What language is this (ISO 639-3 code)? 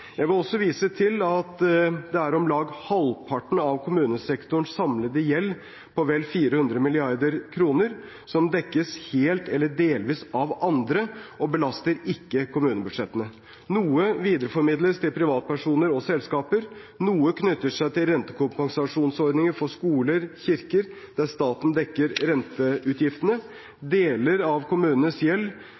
nob